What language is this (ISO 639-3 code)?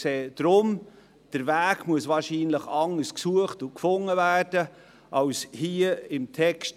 gsw